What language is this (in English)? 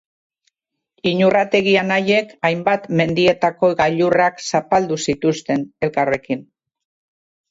Basque